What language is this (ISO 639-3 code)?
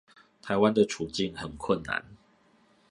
zho